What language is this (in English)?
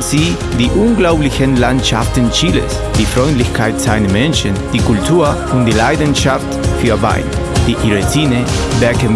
German